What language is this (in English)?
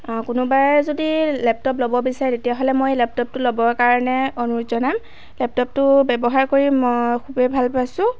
Assamese